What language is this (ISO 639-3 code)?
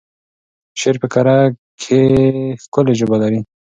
pus